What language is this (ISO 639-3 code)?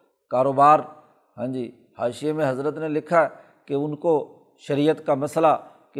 urd